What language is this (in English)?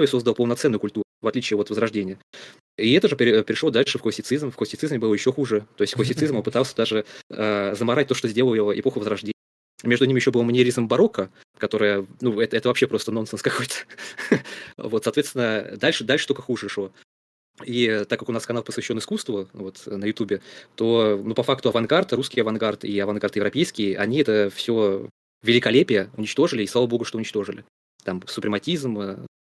Russian